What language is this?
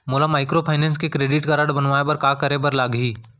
Chhattisgarhi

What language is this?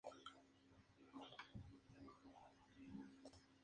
Spanish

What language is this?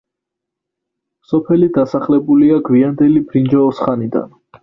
Georgian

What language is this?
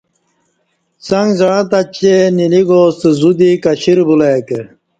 Kati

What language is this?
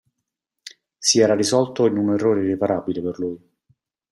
Italian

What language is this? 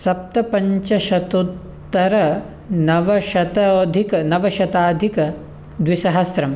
Sanskrit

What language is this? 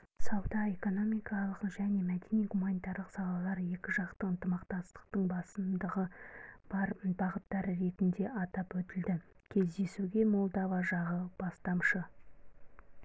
Kazakh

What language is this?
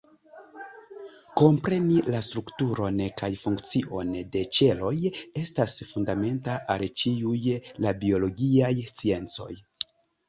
Esperanto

